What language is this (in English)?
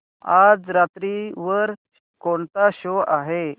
Marathi